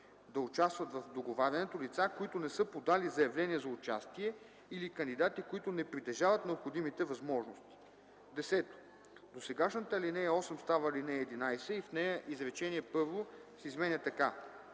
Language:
Bulgarian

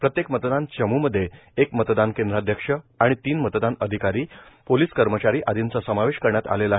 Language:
Marathi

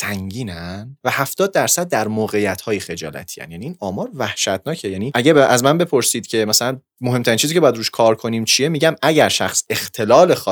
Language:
Persian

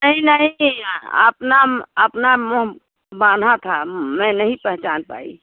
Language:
Hindi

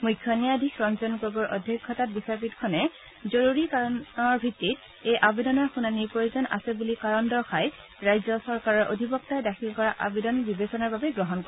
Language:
Assamese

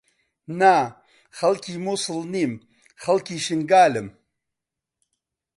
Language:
Central Kurdish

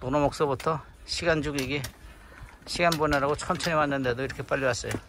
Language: Korean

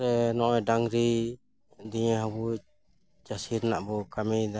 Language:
Santali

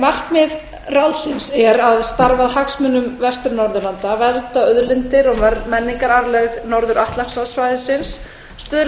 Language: Icelandic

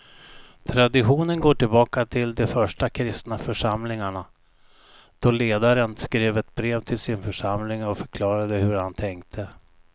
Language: Swedish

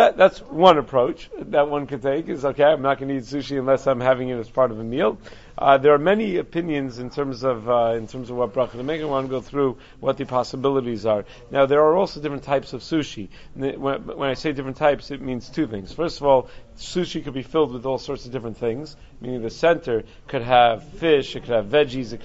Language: English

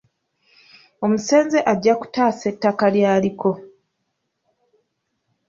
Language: Ganda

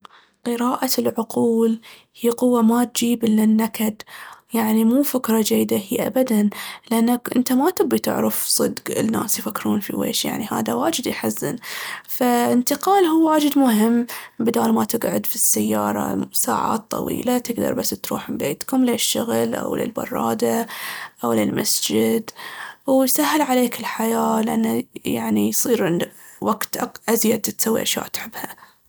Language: Baharna Arabic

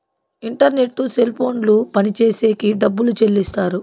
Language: Telugu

